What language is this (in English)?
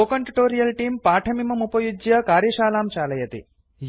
Sanskrit